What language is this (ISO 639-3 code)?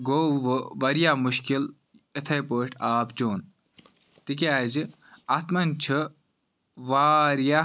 kas